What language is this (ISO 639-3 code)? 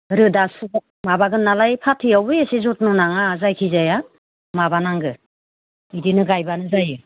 brx